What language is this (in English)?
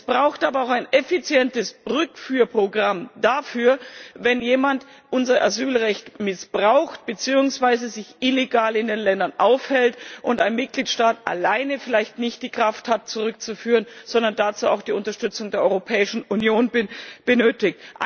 German